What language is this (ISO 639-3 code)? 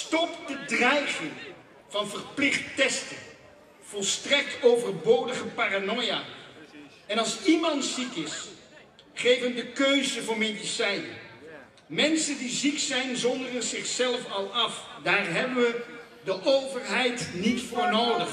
nld